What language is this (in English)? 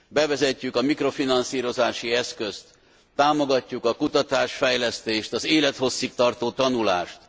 Hungarian